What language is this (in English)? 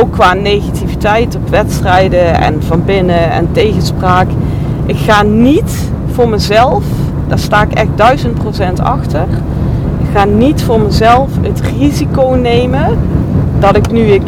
Dutch